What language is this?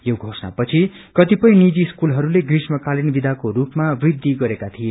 Nepali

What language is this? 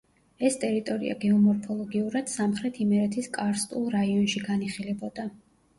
Georgian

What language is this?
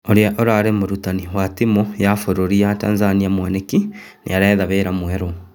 Kikuyu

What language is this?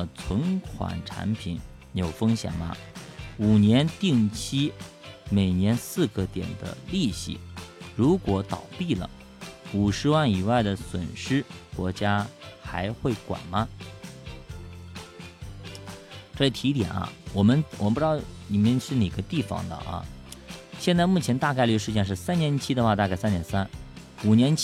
Chinese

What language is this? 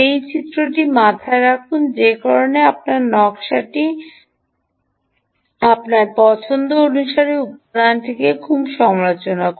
Bangla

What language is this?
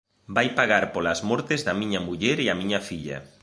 Galician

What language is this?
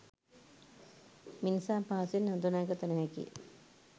Sinhala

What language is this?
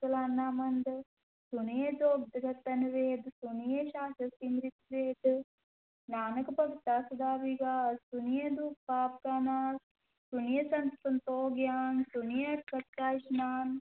Punjabi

